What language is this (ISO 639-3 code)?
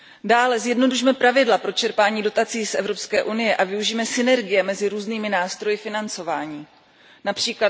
ces